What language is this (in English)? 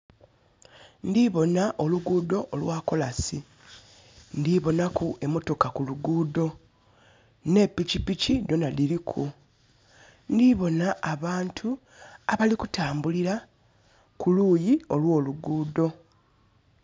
Soga